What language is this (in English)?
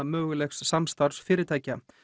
Icelandic